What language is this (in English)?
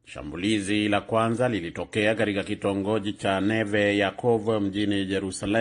Swahili